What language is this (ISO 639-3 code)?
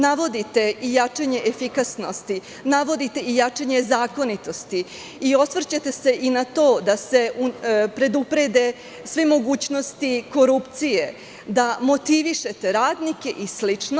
srp